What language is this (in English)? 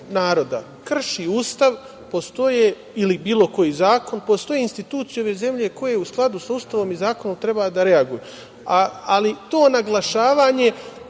Serbian